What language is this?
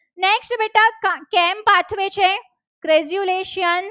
Gujarati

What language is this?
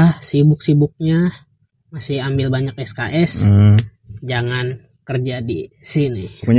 Indonesian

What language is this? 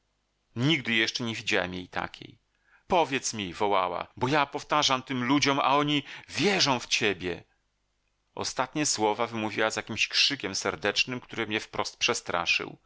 Polish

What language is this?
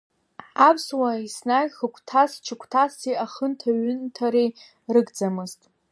Abkhazian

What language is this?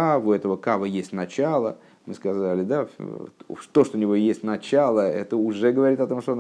Russian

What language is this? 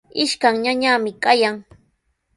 Sihuas Ancash Quechua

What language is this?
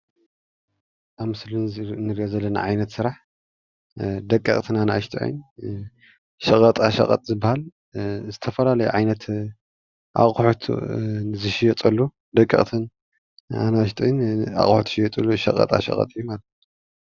Tigrinya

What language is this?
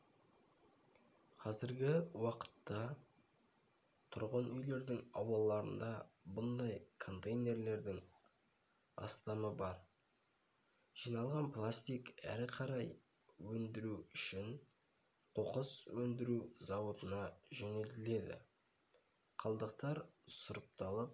Kazakh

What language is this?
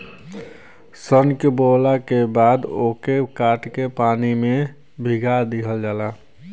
Bhojpuri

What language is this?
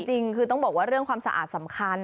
Thai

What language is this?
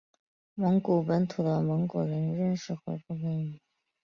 Chinese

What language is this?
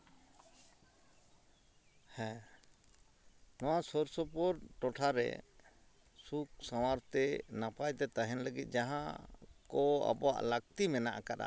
Santali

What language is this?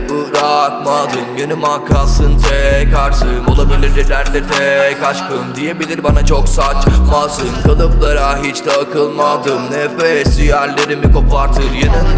Turkish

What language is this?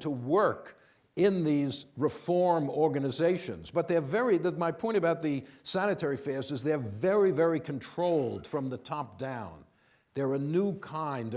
English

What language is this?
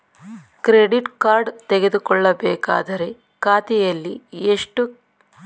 Kannada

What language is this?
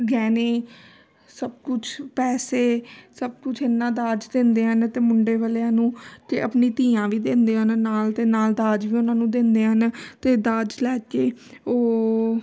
Punjabi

